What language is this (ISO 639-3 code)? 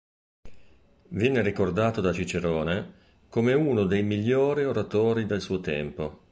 ita